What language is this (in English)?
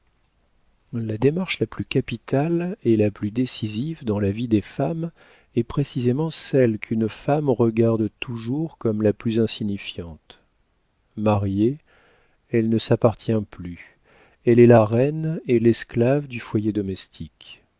French